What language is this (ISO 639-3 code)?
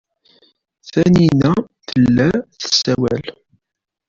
kab